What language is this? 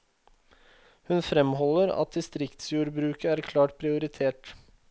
Norwegian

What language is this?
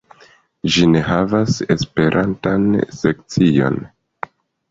Esperanto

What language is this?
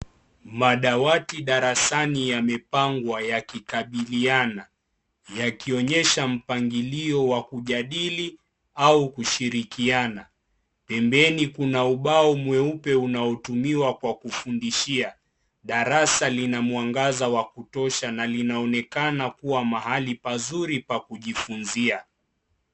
Swahili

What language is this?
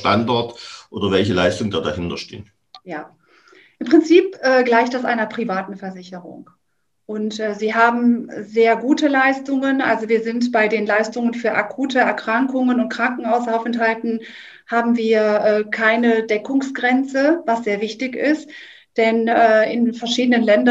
German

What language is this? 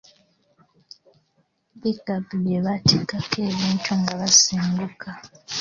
Ganda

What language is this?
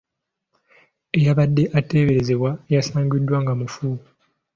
Ganda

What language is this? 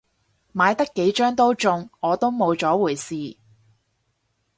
Cantonese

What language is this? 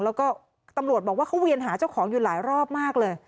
Thai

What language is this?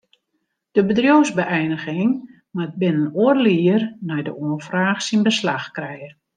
Western Frisian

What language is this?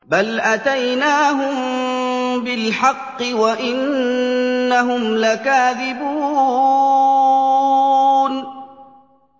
Arabic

